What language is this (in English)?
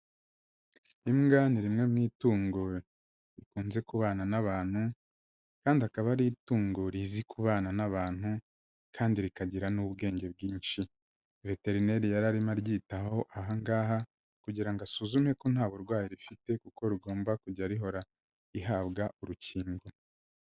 Kinyarwanda